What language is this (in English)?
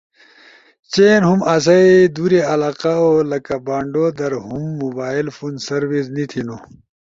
Ushojo